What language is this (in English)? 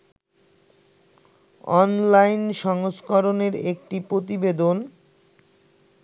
Bangla